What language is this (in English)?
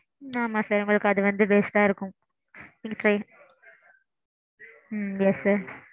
Tamil